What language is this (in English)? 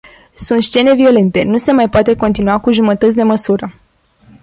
Romanian